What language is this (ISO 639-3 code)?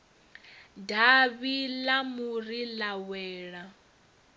ven